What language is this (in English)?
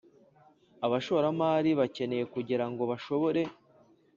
Kinyarwanda